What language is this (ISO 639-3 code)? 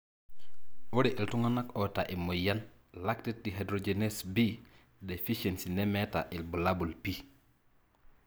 mas